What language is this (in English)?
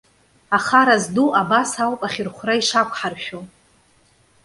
Abkhazian